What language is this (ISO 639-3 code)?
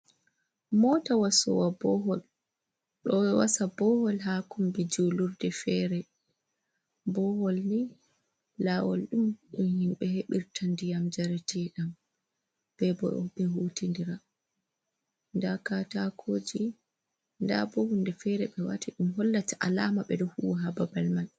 ful